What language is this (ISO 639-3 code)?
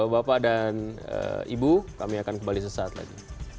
ind